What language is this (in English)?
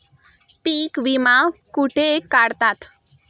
Marathi